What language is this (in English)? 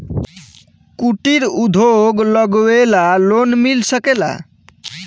Bhojpuri